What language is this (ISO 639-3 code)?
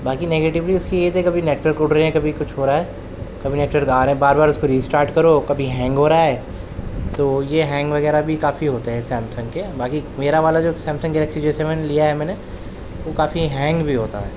urd